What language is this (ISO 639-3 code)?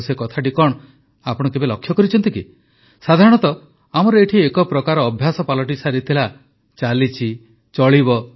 ori